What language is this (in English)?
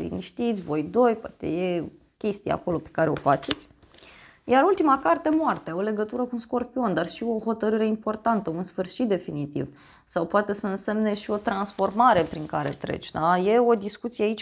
Romanian